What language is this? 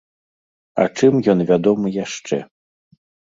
Belarusian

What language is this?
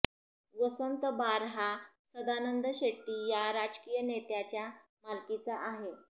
Marathi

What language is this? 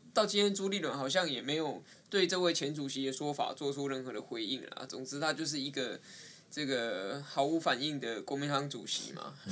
Chinese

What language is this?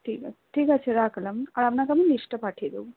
Bangla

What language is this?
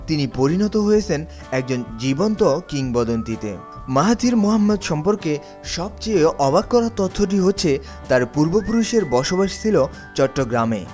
Bangla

